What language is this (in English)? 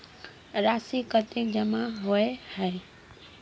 Magahi